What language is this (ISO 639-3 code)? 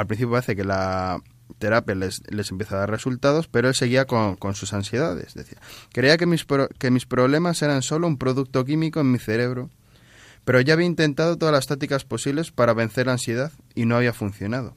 spa